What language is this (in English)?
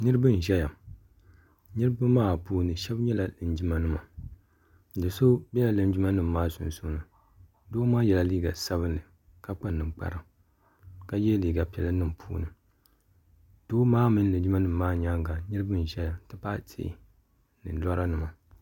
Dagbani